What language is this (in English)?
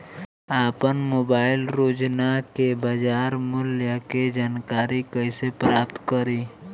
Bhojpuri